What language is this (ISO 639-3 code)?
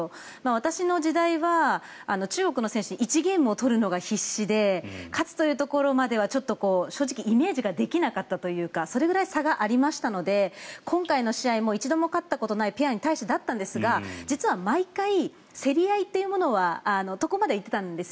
jpn